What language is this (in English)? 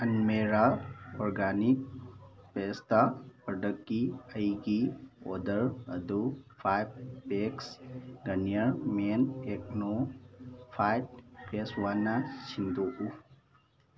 Manipuri